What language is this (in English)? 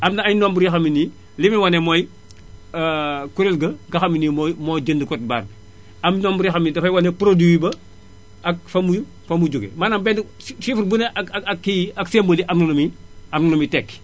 Wolof